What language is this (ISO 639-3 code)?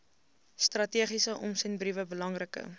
afr